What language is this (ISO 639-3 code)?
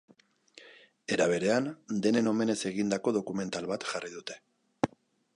eus